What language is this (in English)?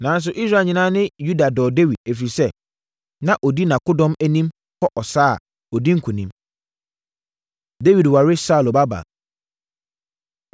Akan